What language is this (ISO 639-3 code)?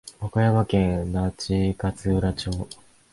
jpn